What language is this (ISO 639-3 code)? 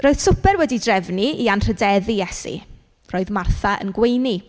cym